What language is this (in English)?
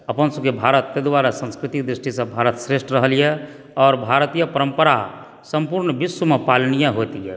Maithili